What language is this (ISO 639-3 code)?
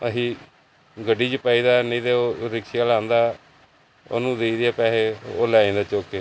pan